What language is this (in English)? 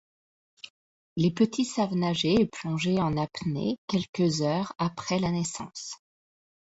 French